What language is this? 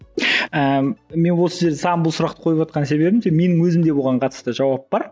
Kazakh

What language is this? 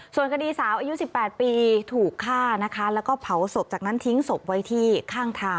Thai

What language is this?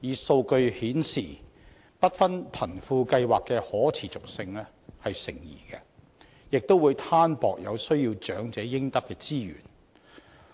Cantonese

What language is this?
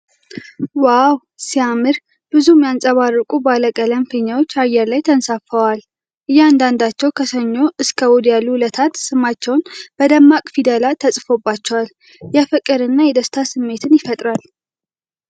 Amharic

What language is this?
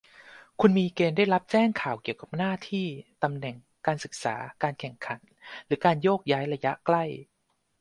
Thai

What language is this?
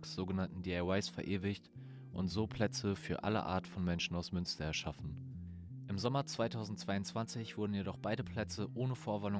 German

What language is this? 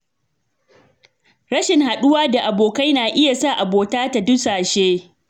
Hausa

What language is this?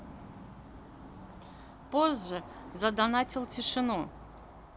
Russian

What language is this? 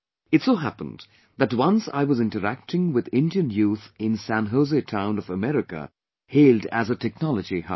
English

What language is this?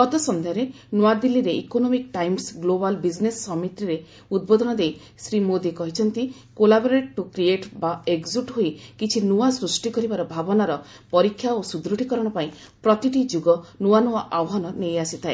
Odia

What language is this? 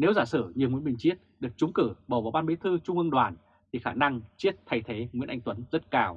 Vietnamese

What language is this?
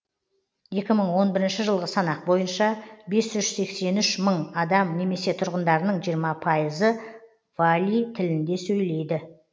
Kazakh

